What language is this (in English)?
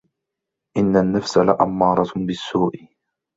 Arabic